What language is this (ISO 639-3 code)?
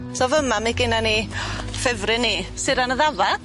cym